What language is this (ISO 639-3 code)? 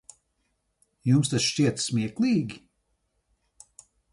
lav